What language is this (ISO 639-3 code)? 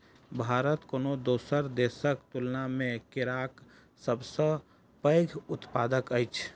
mai